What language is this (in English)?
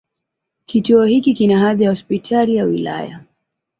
Swahili